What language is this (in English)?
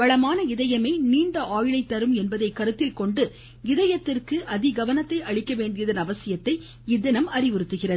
Tamil